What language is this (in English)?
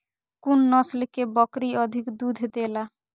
Maithili